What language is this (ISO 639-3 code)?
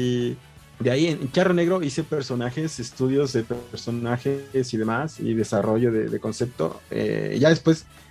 spa